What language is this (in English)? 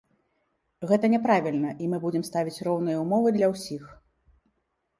Belarusian